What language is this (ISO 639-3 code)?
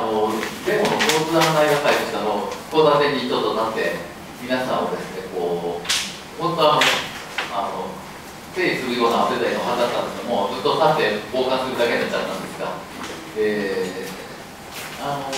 jpn